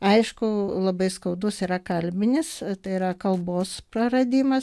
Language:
Lithuanian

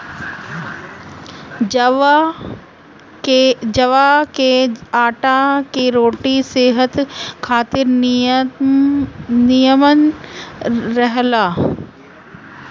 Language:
Bhojpuri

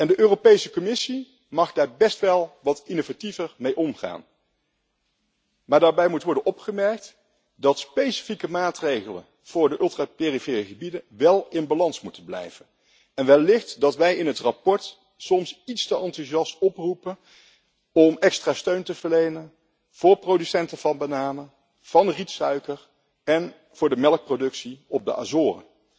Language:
Dutch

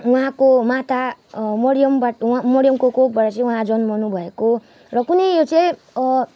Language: Nepali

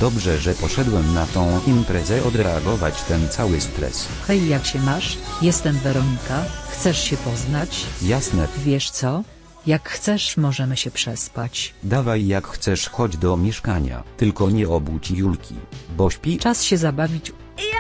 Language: Polish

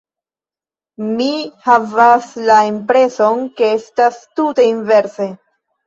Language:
Esperanto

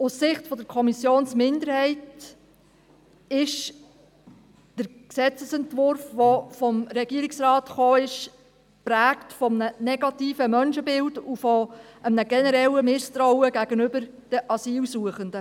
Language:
Swiss German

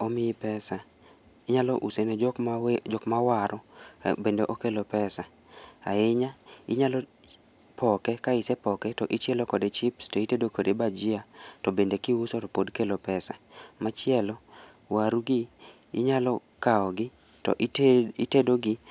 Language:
Luo (Kenya and Tanzania)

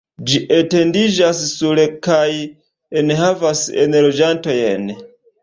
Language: Esperanto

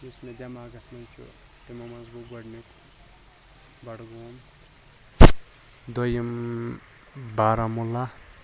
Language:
Kashmiri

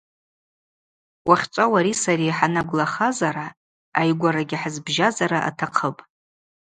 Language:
Abaza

